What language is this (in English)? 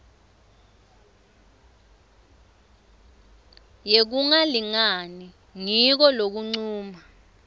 Swati